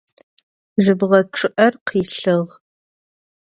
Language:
Adyghe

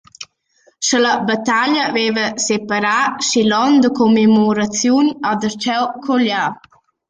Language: Romansh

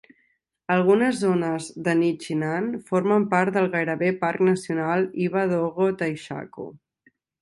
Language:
Catalan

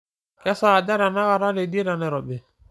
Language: Masai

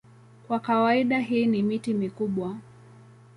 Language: Swahili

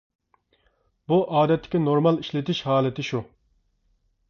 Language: Uyghur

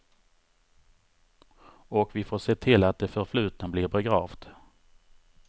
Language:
Swedish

